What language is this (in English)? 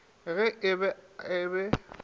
Northern Sotho